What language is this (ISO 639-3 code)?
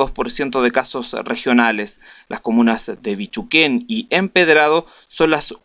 spa